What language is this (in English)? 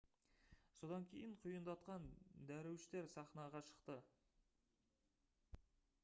Kazakh